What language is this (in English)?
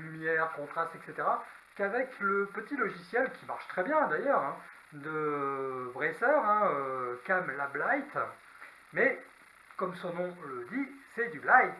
French